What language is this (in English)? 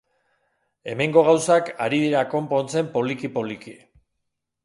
Basque